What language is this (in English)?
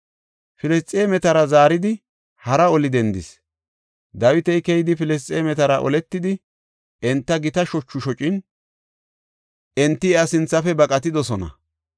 Gofa